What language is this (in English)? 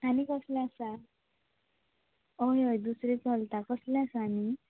Konkani